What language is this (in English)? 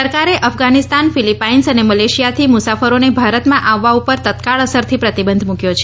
Gujarati